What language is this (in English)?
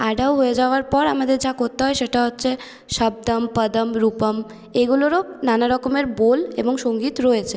Bangla